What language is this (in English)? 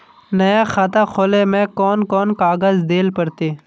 Magahi